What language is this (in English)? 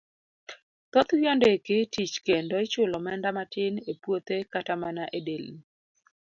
Luo (Kenya and Tanzania)